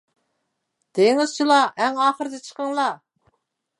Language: Uyghur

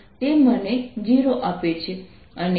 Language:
Gujarati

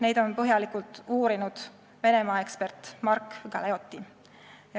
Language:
Estonian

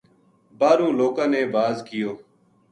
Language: Gujari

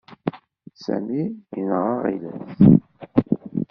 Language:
Kabyle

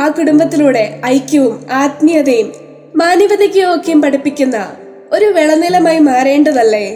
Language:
Malayalam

